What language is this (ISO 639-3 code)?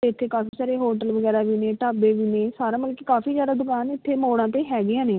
pan